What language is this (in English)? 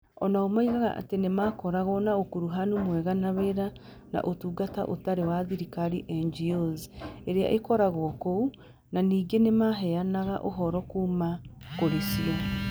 Kikuyu